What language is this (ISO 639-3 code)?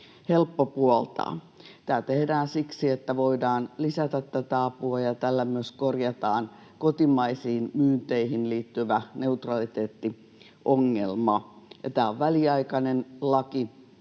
fin